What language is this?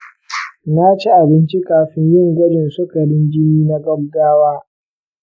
Hausa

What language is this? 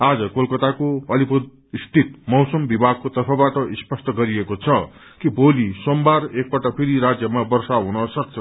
Nepali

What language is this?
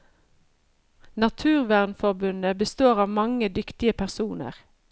Norwegian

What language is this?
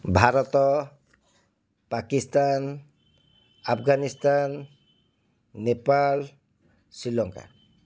Odia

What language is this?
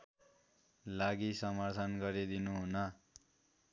Nepali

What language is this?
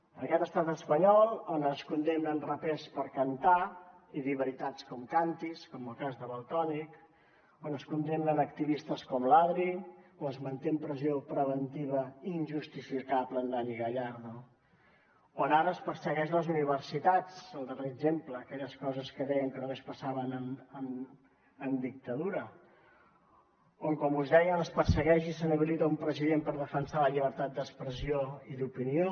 Catalan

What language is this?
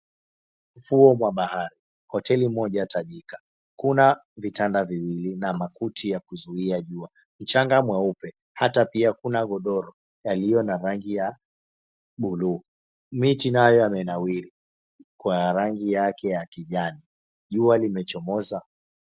Swahili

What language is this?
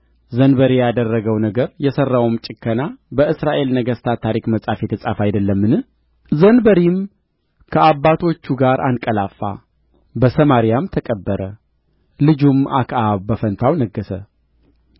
Amharic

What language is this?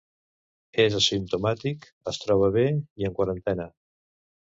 Catalan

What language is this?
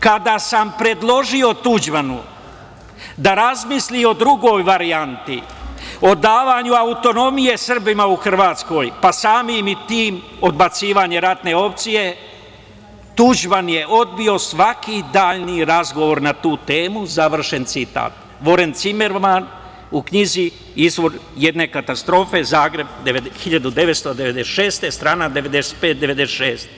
Serbian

